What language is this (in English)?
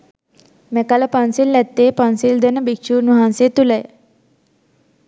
Sinhala